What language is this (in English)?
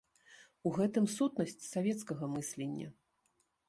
Belarusian